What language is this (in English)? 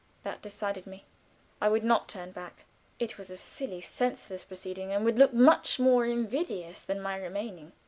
English